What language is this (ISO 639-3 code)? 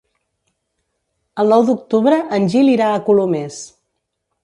cat